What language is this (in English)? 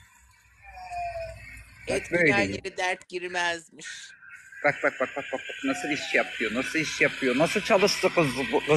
Turkish